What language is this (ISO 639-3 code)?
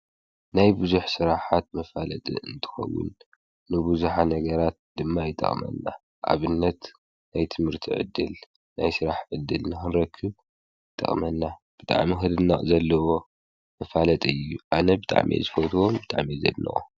tir